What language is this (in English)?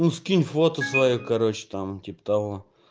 Russian